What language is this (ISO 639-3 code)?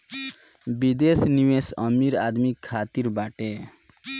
bho